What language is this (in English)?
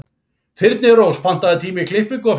Icelandic